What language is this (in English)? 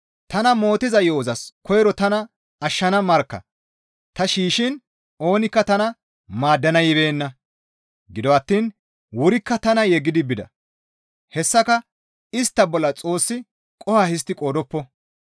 Gamo